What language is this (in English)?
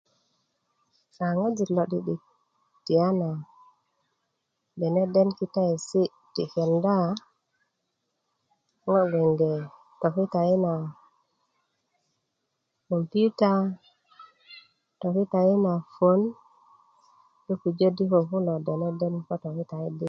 Kuku